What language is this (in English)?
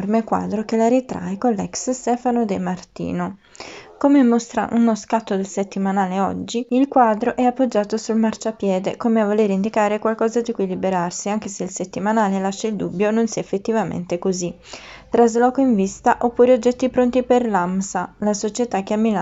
Italian